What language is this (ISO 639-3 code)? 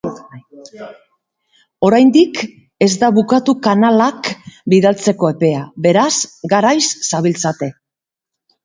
eus